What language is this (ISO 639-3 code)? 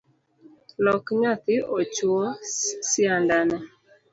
luo